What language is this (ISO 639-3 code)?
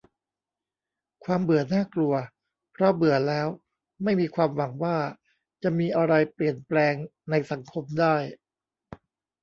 tha